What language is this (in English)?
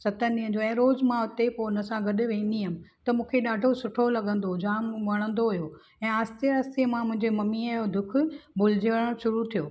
Sindhi